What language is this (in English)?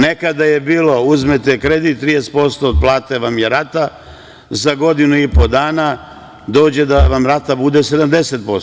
Serbian